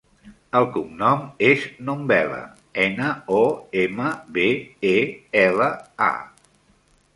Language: Catalan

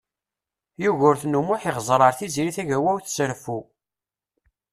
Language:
Kabyle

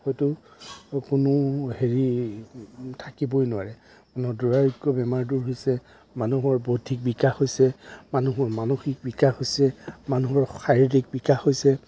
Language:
Assamese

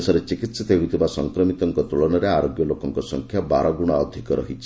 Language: Odia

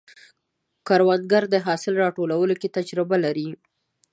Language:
Pashto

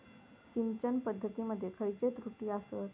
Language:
Marathi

